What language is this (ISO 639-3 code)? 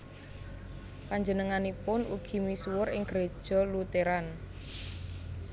jav